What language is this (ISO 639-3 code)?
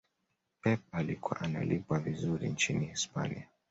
swa